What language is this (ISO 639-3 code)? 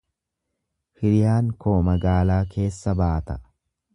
orm